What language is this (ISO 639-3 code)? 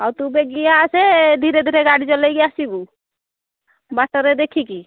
ori